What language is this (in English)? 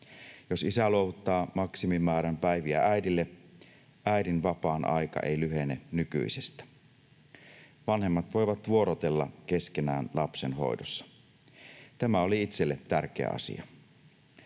Finnish